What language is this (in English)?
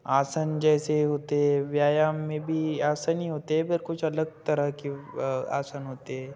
Hindi